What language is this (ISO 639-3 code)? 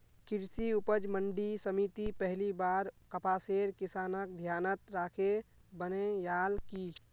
mag